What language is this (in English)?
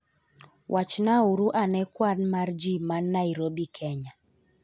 Luo (Kenya and Tanzania)